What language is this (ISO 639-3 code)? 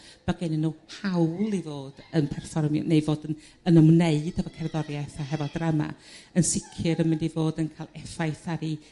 cym